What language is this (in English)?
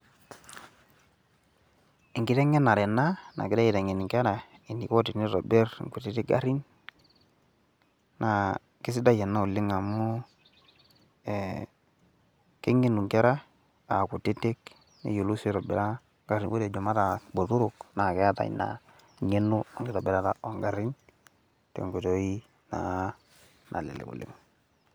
Masai